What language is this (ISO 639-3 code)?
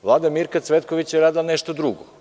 srp